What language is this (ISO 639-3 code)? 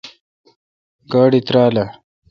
xka